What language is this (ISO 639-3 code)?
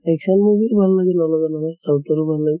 asm